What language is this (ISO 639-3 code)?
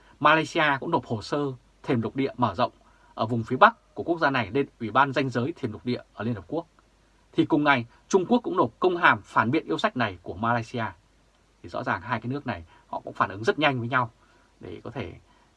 vie